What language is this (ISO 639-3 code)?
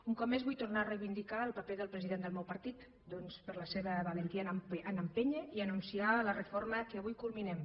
cat